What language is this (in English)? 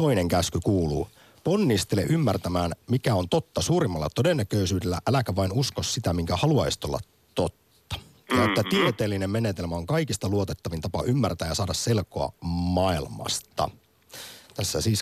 Finnish